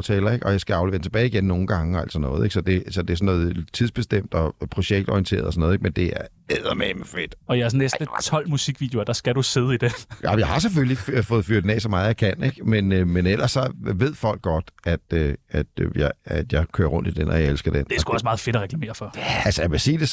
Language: Danish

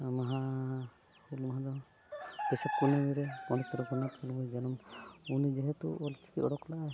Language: Santali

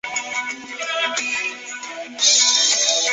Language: Chinese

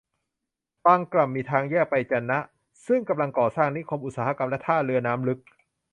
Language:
Thai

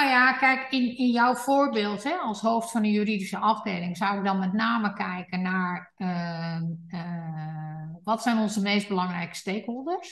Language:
Dutch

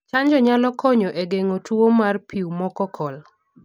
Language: Luo (Kenya and Tanzania)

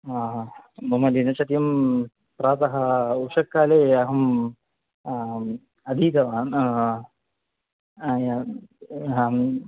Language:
Sanskrit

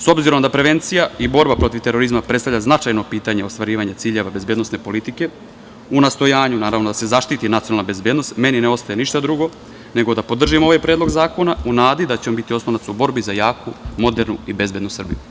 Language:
Serbian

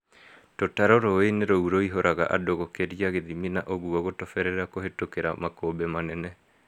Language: Kikuyu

